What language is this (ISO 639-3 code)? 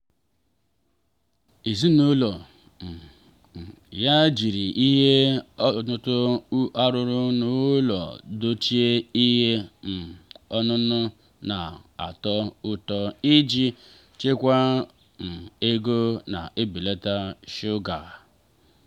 ibo